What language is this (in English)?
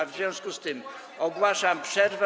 Polish